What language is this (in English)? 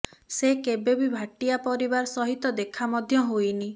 Odia